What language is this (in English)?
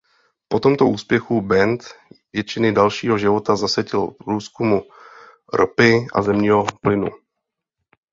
Czech